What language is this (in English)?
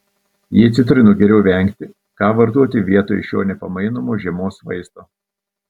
Lithuanian